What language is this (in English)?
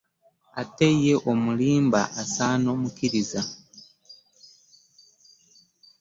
Ganda